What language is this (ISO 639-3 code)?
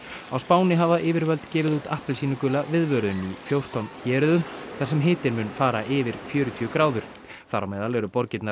isl